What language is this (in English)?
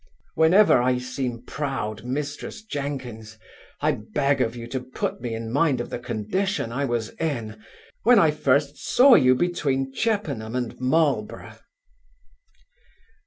English